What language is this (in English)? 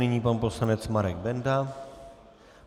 Czech